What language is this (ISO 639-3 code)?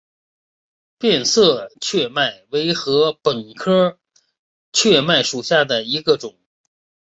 zho